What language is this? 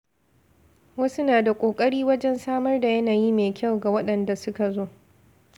Hausa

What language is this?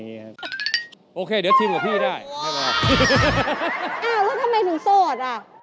Thai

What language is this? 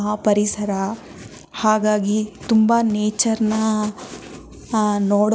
Kannada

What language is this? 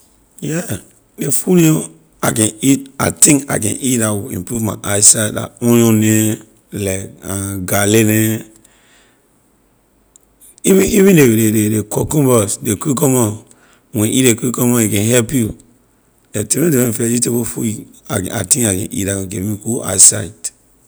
Liberian English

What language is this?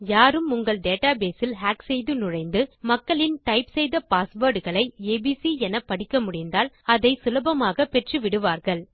Tamil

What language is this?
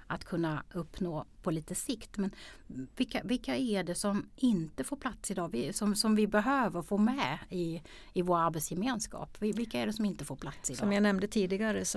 Swedish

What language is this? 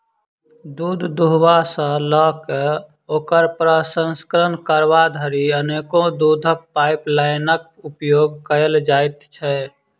Maithili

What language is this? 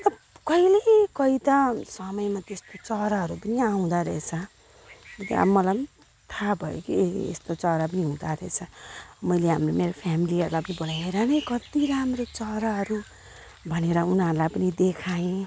Nepali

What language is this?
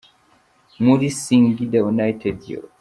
Kinyarwanda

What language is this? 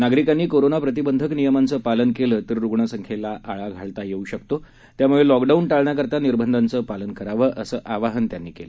Marathi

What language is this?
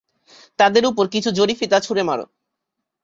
Bangla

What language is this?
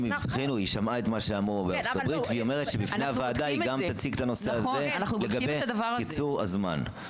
Hebrew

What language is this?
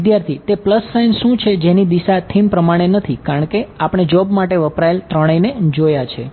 Gujarati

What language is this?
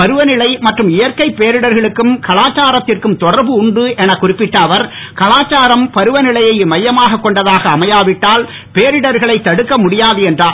Tamil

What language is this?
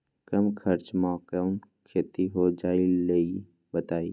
Magahi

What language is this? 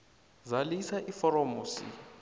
South Ndebele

